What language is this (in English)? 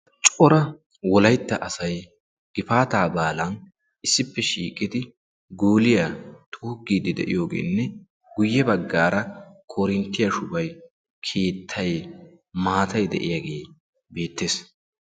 Wolaytta